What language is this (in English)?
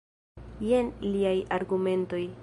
Esperanto